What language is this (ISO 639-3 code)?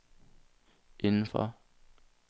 dan